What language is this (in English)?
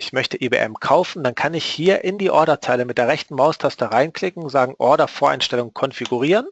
German